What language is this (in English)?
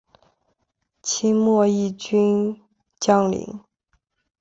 Chinese